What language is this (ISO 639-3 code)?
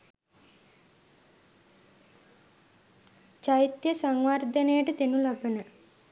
sin